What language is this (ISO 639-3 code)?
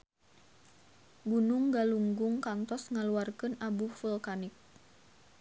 sun